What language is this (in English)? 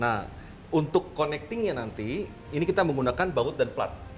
Indonesian